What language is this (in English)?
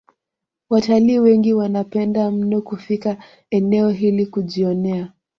Swahili